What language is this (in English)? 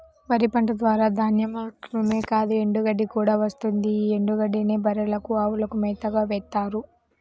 Telugu